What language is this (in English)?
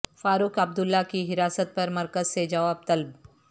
Urdu